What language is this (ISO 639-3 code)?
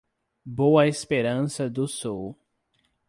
por